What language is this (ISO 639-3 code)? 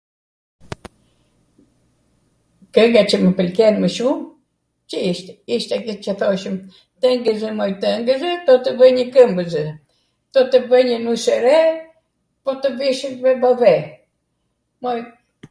aat